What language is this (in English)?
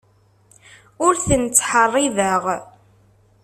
Kabyle